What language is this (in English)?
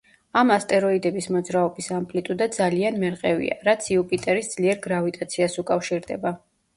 Georgian